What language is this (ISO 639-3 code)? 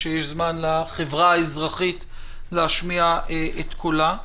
heb